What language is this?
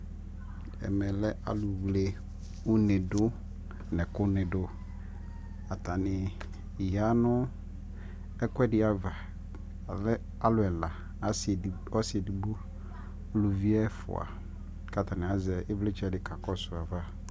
Ikposo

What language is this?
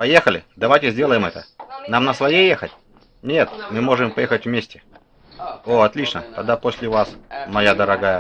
Russian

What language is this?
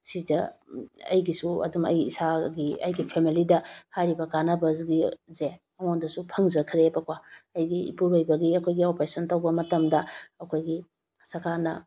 Manipuri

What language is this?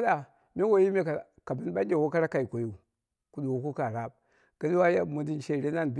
Dera (Nigeria)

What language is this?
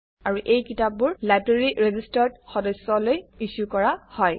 Assamese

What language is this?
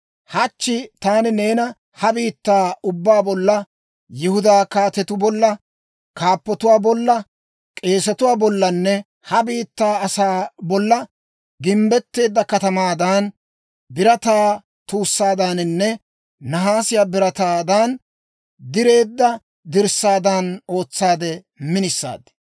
Dawro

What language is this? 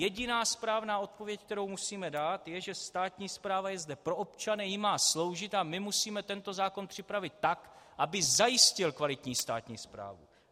Czech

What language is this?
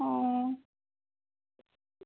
Bangla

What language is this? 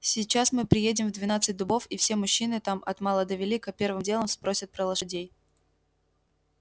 Russian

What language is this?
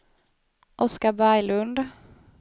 Swedish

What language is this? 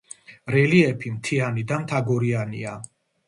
Georgian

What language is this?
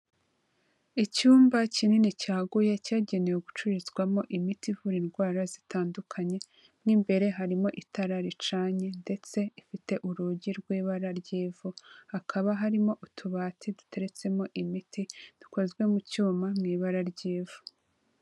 Kinyarwanda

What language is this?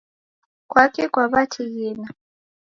Taita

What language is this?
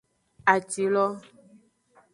Aja (Benin)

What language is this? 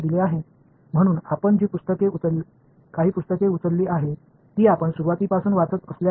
Tamil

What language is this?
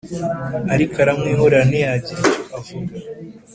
Kinyarwanda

